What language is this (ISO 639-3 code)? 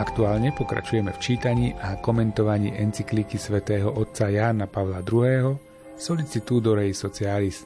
slk